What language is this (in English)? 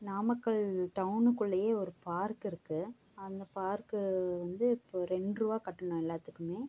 Tamil